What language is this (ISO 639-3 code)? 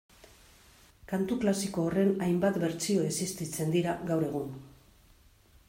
eus